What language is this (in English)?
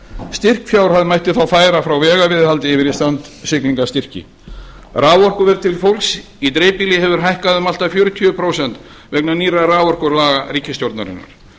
Icelandic